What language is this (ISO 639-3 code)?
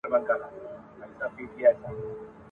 pus